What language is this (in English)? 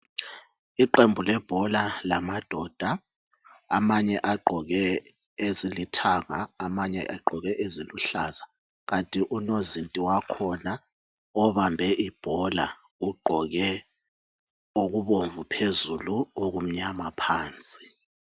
North Ndebele